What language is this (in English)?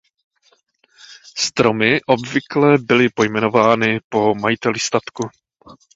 Czech